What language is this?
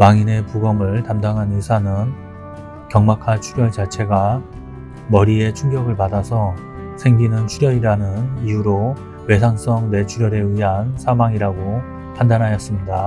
Korean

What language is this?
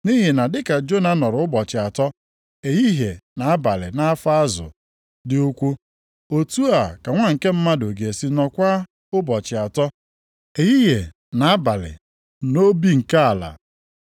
Igbo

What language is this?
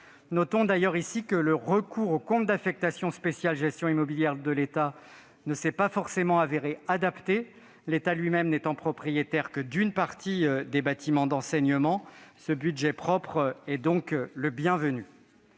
French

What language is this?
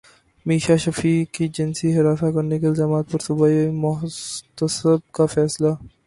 Urdu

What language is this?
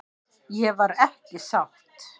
Icelandic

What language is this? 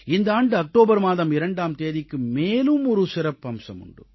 Tamil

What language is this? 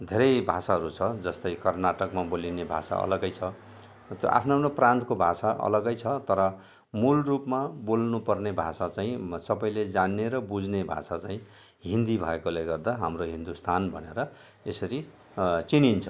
Nepali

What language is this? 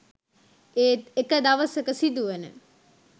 Sinhala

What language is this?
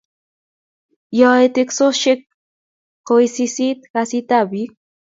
Kalenjin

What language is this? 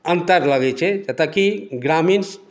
Maithili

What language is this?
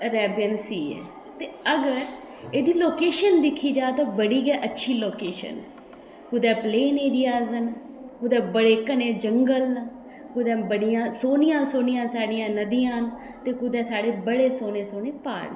Dogri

